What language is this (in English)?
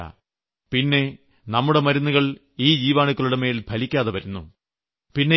Malayalam